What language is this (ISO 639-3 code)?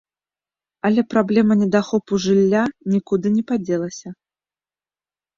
bel